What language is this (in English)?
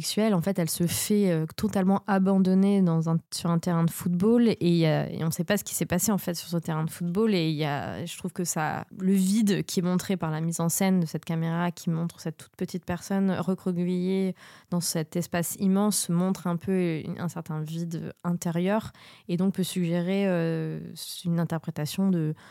French